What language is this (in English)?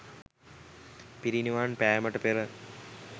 Sinhala